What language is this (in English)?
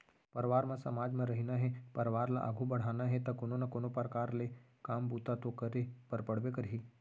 Chhattisgarhi